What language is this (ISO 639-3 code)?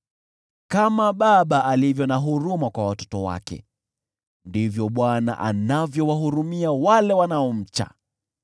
swa